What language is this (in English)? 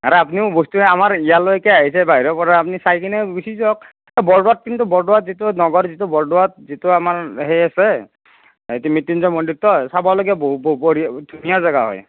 Assamese